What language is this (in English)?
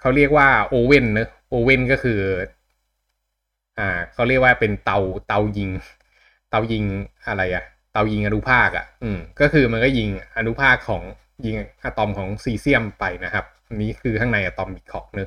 Thai